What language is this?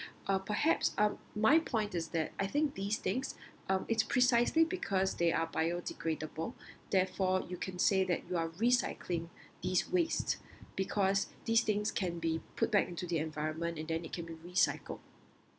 English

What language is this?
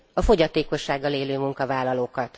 Hungarian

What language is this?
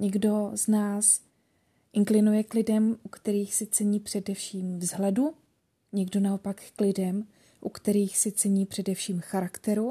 Czech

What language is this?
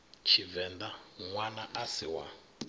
Venda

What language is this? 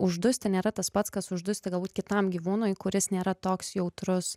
Lithuanian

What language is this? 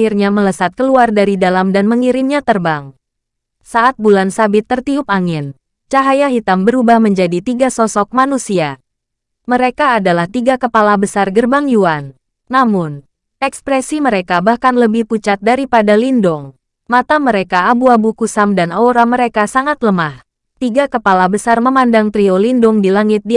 Indonesian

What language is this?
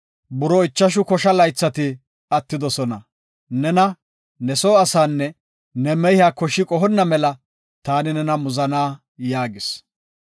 Gofa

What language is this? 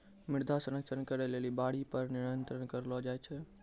Maithili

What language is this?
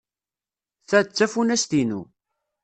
Kabyle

